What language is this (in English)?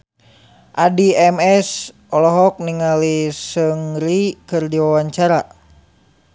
Sundanese